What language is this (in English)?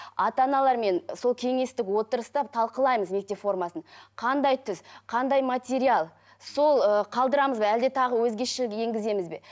Kazakh